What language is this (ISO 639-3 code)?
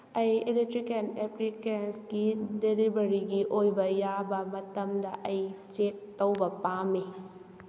mni